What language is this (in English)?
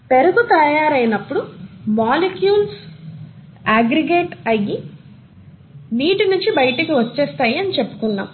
Telugu